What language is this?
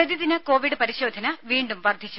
Malayalam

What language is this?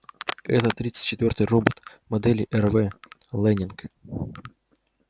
Russian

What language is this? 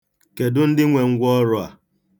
Igbo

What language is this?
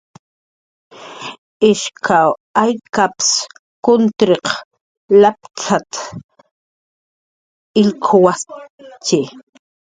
Jaqaru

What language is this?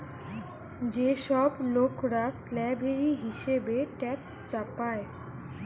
Bangla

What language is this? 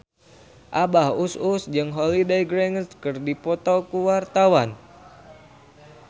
Sundanese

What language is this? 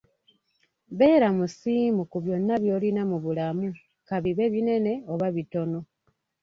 Ganda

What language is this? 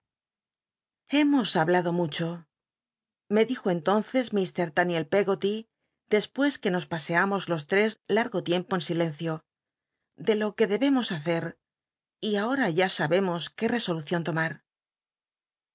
Spanish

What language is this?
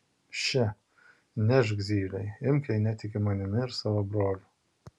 Lithuanian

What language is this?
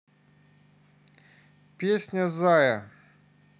Russian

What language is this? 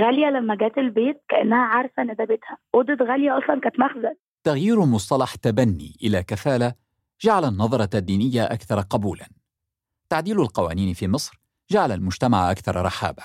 Arabic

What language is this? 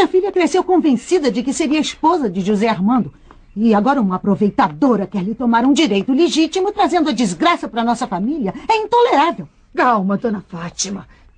Portuguese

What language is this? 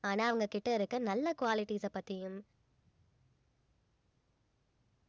Tamil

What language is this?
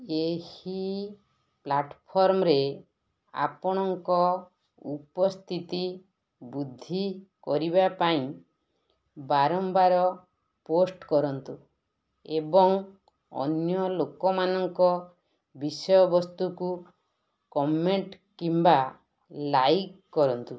Odia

